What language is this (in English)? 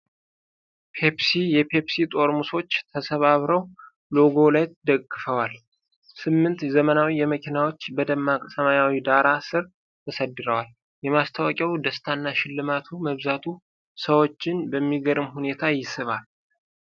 Amharic